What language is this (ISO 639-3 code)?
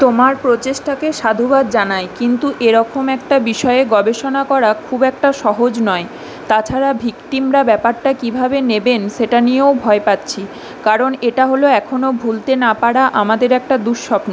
ben